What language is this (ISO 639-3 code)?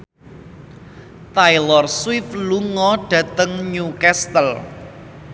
jav